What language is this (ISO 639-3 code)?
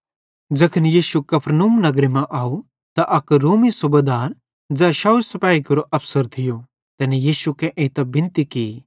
bhd